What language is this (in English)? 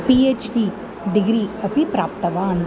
Sanskrit